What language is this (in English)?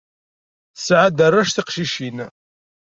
Kabyle